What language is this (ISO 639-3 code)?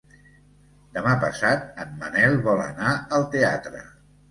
cat